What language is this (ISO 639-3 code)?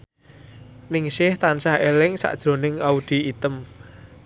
jav